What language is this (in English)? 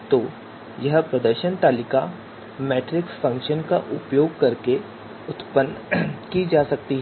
Hindi